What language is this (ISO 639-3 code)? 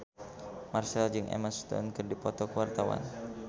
sun